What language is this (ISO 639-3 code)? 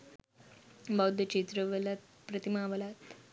sin